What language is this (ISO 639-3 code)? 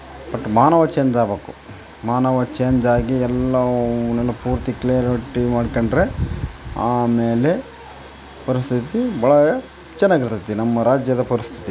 kan